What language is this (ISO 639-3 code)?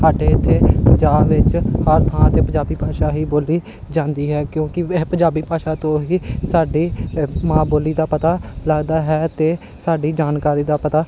pan